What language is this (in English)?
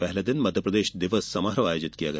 Hindi